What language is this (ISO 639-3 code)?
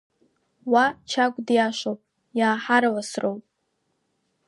abk